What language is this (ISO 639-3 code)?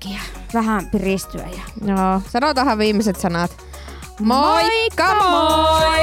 fin